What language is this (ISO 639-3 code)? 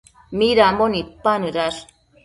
mcf